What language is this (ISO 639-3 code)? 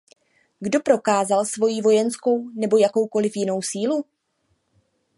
ces